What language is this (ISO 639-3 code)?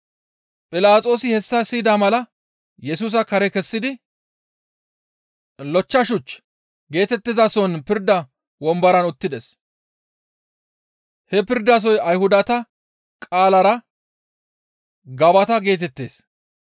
gmv